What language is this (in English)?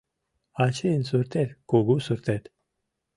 Mari